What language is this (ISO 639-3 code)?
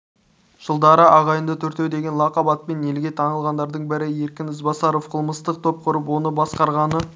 kaz